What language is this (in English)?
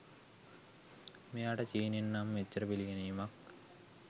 Sinhala